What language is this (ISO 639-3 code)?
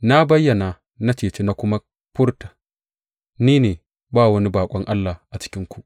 hau